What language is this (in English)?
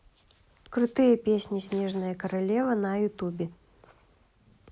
Russian